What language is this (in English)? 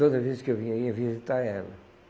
Portuguese